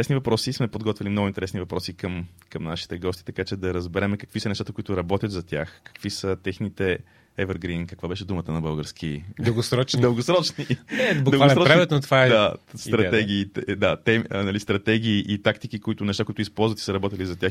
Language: Bulgarian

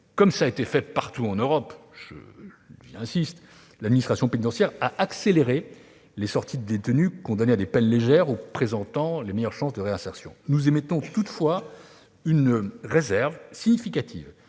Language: French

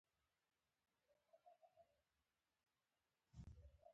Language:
Pashto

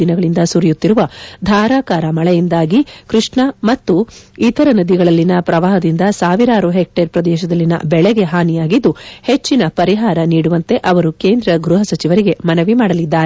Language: Kannada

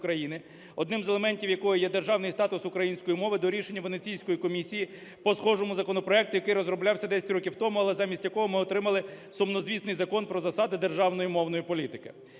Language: Ukrainian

